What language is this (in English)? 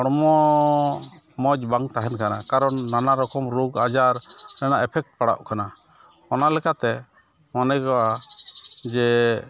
Santali